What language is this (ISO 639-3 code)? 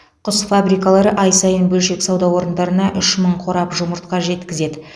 kaz